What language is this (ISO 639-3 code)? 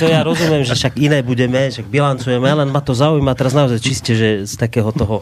slk